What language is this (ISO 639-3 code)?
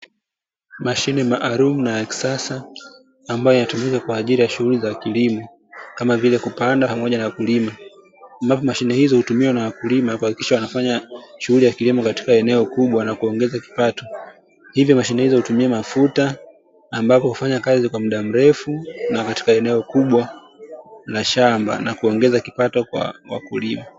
swa